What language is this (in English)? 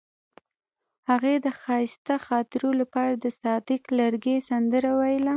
Pashto